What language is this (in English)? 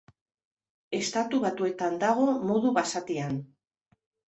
Basque